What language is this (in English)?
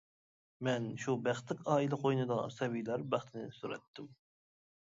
Uyghur